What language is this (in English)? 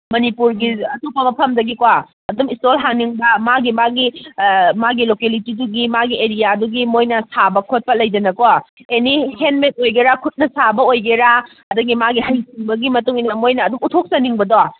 Manipuri